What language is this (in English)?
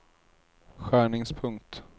Swedish